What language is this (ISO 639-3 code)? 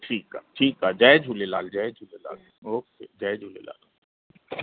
snd